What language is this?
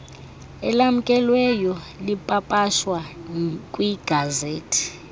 Xhosa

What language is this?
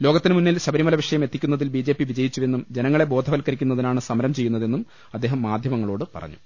Malayalam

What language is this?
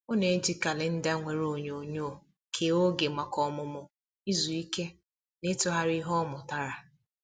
Igbo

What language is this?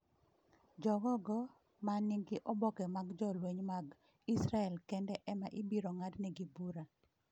Luo (Kenya and Tanzania)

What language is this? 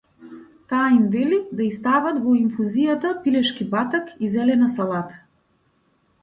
Macedonian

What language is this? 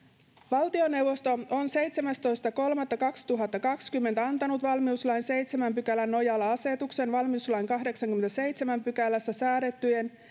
Finnish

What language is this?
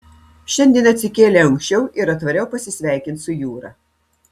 Lithuanian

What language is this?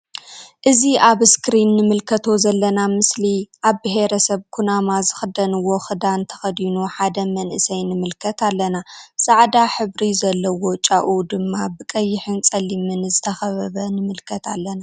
Tigrinya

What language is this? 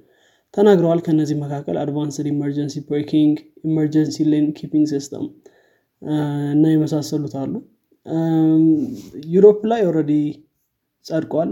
Amharic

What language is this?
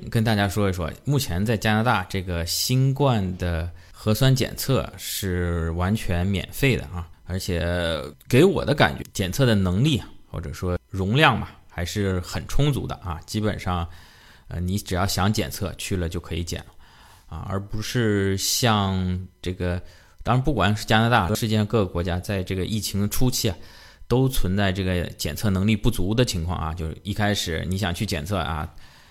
Chinese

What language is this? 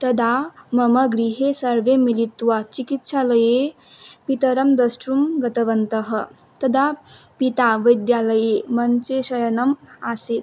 Sanskrit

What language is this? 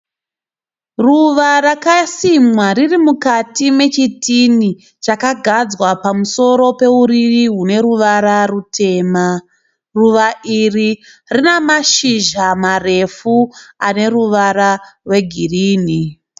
Shona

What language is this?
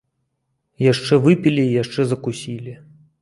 Belarusian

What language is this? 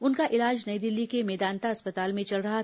Hindi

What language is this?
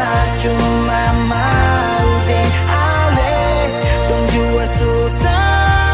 Indonesian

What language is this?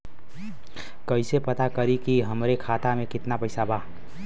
Bhojpuri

